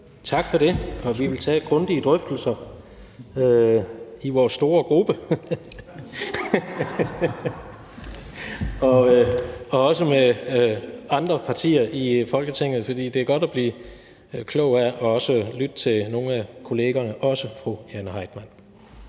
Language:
Danish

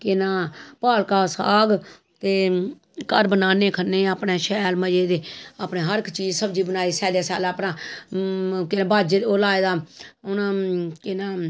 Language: Dogri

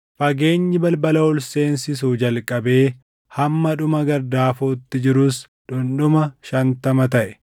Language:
Oromo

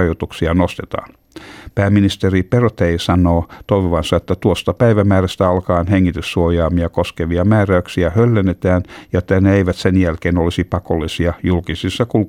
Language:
Finnish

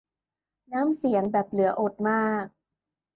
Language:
Thai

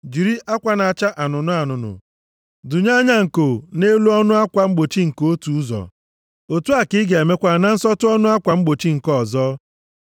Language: Igbo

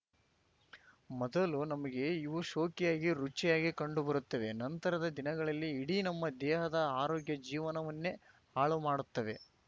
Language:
Kannada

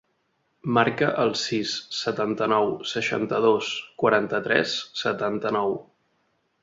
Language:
Catalan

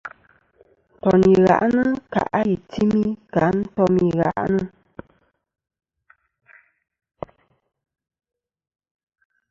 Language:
Kom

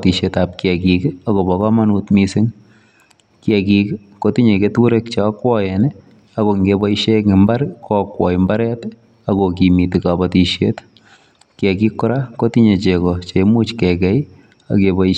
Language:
Kalenjin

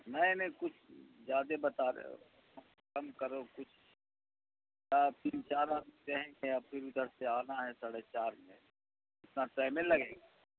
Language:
Urdu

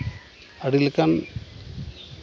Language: Santali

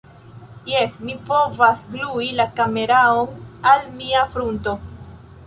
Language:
Esperanto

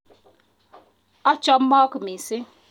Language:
Kalenjin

